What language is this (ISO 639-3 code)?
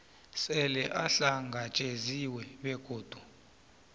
nbl